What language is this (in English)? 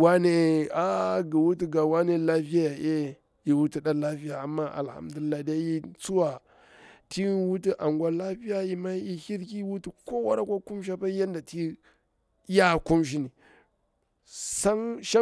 Bura-Pabir